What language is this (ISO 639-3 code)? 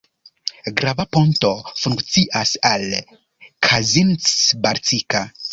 epo